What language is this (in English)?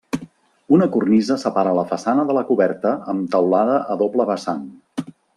Catalan